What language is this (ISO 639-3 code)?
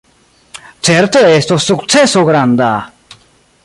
epo